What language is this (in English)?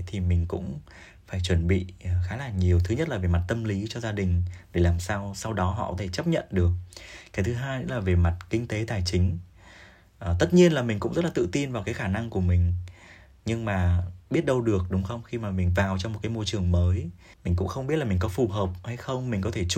Vietnamese